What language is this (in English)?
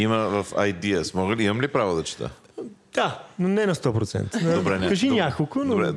Bulgarian